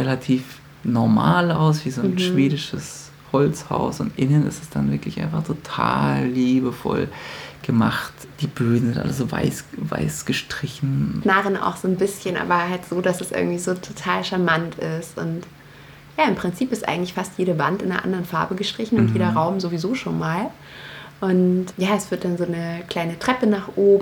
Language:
German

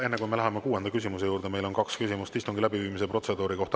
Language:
Estonian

